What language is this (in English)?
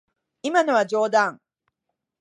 Japanese